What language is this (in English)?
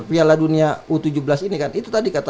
Indonesian